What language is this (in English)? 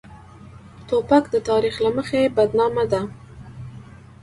Pashto